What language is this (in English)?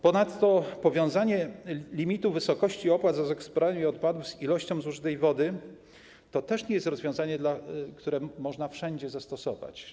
Polish